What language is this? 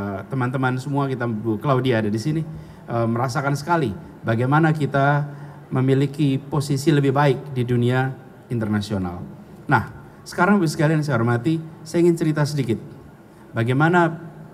Indonesian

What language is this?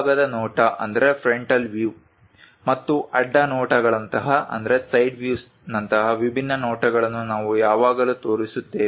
Kannada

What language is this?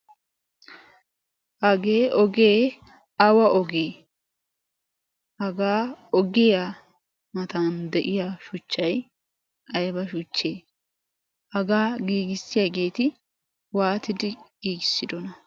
Wolaytta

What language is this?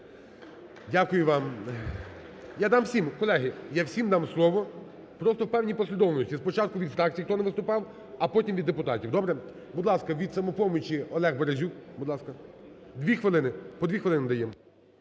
Ukrainian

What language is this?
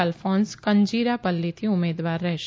Gujarati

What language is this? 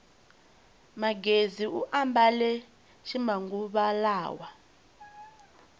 Tsonga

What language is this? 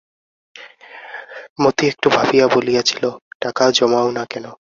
Bangla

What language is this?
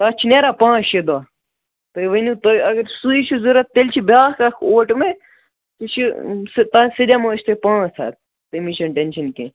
Kashmiri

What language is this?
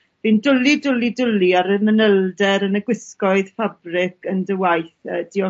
Welsh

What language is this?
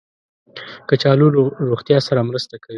Pashto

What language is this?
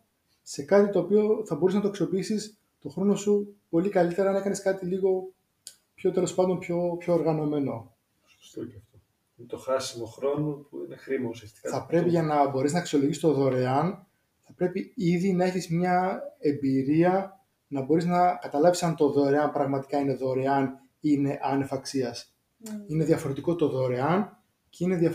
Greek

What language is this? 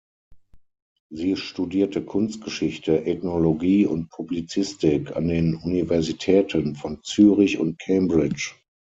German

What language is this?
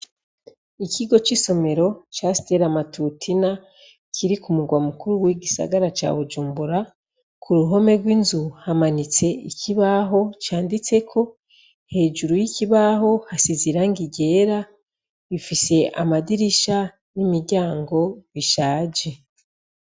Rundi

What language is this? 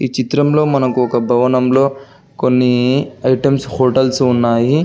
Telugu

